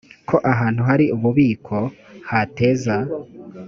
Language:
Kinyarwanda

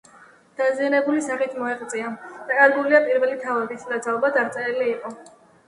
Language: Georgian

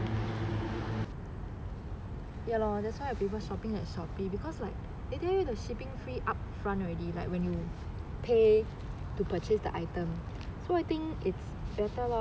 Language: English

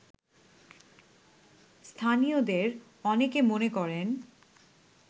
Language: Bangla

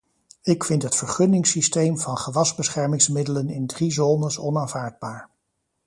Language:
Dutch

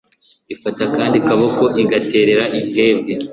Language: Kinyarwanda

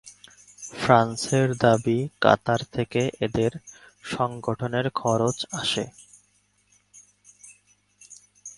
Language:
Bangla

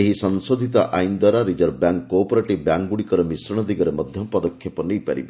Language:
Odia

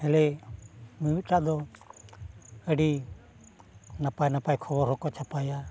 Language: Santali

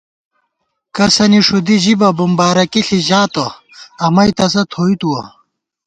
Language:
Gawar-Bati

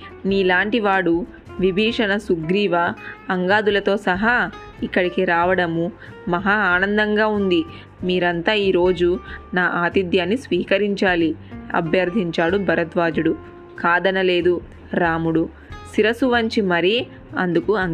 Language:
Telugu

